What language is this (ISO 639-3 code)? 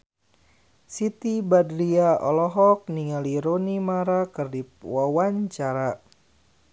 sun